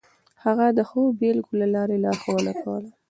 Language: Pashto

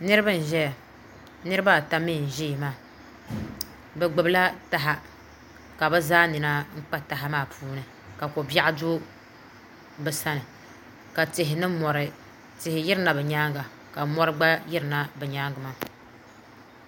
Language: Dagbani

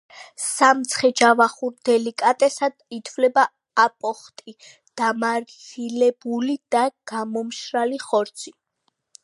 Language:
Georgian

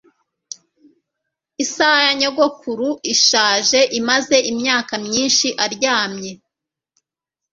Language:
Kinyarwanda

